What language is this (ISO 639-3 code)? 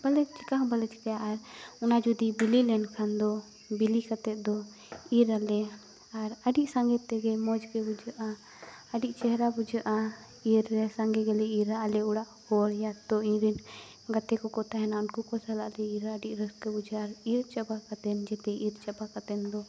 sat